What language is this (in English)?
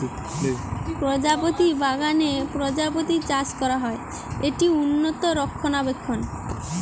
Bangla